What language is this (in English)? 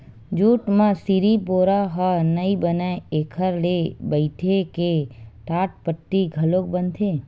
Chhattisgarhi